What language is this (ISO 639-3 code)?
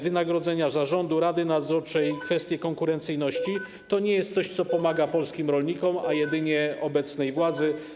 pol